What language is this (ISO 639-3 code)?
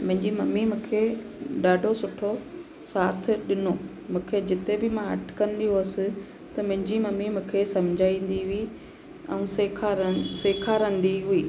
snd